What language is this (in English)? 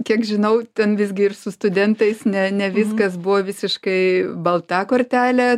Lithuanian